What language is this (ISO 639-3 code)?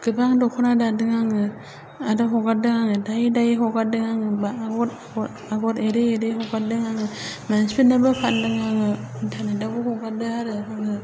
brx